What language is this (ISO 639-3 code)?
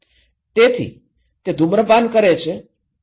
guj